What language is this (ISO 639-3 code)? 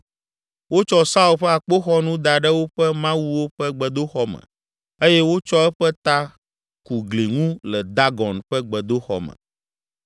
ewe